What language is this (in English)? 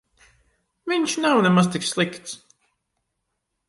Latvian